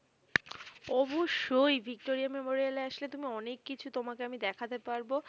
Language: Bangla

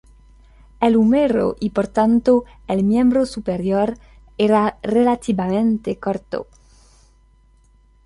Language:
Spanish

